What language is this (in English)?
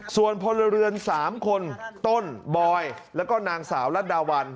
Thai